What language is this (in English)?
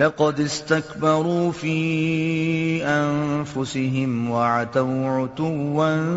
Urdu